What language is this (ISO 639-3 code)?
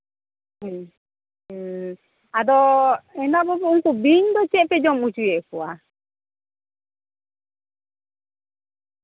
sat